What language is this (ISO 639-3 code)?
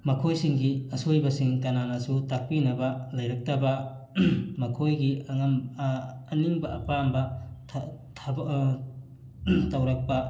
mni